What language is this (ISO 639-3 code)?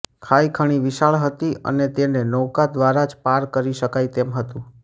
guj